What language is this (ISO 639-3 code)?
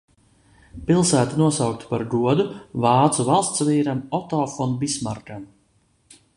lav